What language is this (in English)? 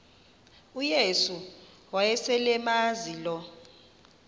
Xhosa